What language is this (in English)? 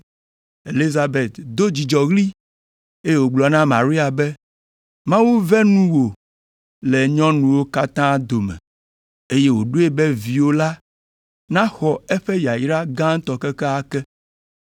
Ewe